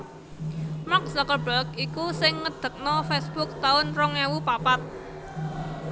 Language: Javanese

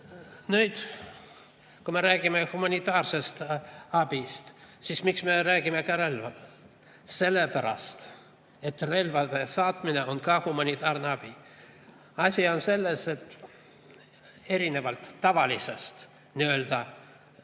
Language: Estonian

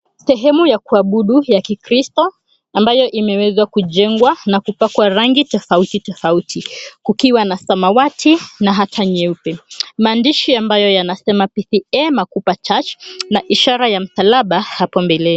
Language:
Swahili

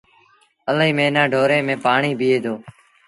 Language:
Sindhi Bhil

